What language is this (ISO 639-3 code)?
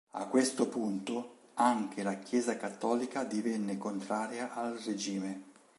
ita